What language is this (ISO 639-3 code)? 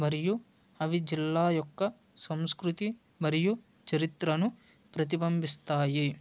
tel